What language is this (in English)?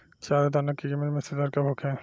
Bhojpuri